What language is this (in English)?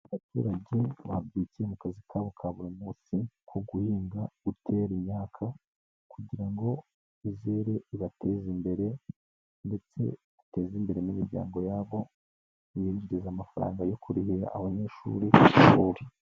Kinyarwanda